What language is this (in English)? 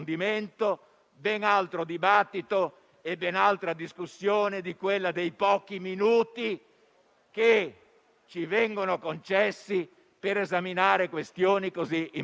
Italian